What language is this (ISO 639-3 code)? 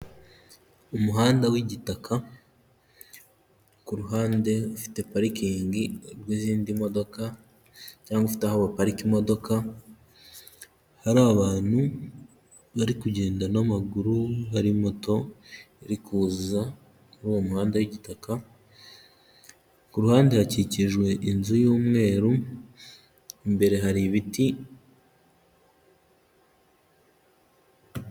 kin